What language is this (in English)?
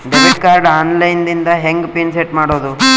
Kannada